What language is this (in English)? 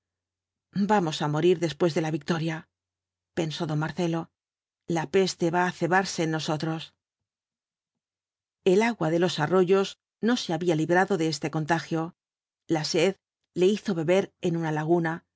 Spanish